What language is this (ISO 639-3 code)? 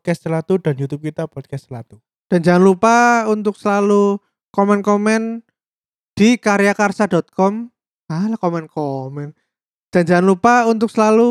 ind